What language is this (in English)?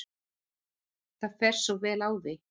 Icelandic